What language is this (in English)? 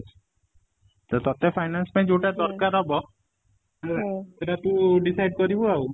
Odia